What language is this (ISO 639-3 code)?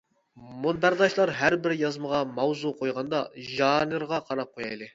uig